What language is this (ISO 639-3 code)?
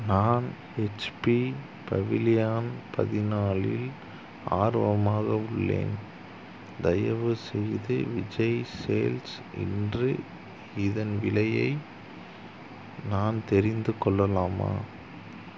tam